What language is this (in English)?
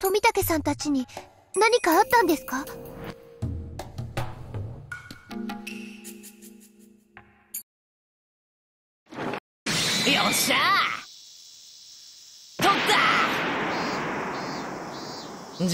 Japanese